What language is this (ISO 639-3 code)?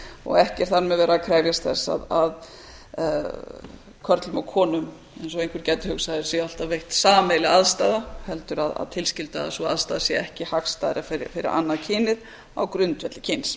isl